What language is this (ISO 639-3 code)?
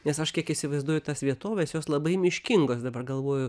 lit